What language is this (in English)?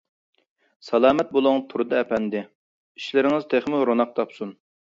Uyghur